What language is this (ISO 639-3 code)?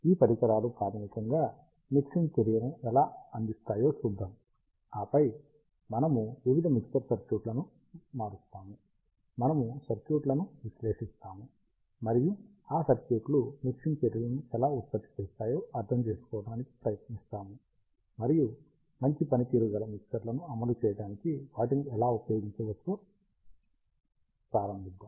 tel